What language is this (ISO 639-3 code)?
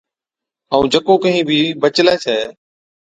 odk